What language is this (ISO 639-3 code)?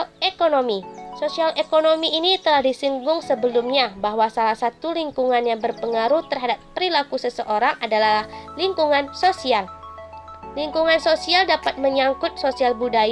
ind